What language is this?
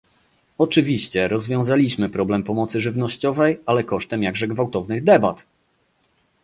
Polish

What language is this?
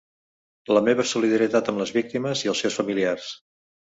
Catalan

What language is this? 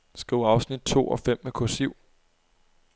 Danish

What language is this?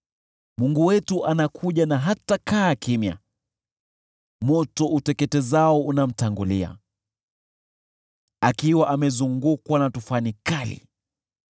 Swahili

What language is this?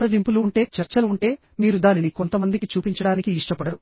Telugu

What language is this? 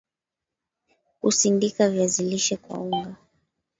Swahili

